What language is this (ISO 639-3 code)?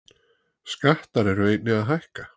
isl